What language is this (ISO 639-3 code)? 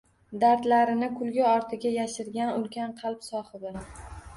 uzb